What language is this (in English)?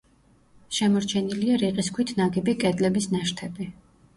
Georgian